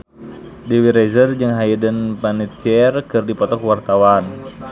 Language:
Sundanese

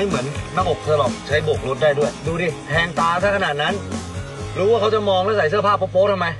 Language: Thai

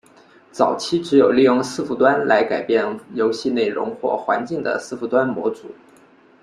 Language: Chinese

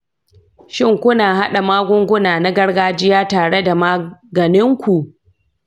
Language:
Hausa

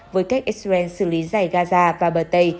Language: Vietnamese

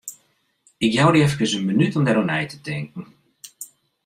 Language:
Western Frisian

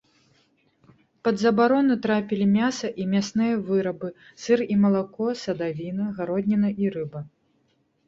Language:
Belarusian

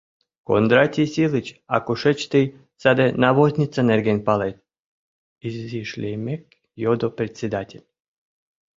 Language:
Mari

